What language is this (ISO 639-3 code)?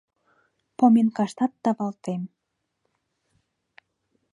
chm